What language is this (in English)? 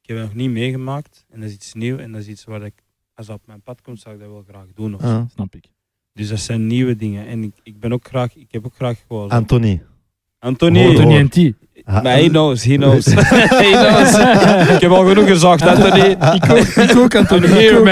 Dutch